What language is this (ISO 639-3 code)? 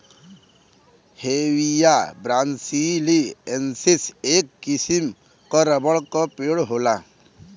bho